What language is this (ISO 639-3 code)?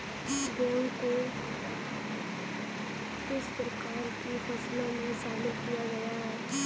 hin